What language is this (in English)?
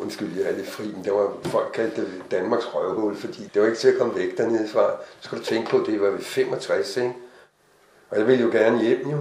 Danish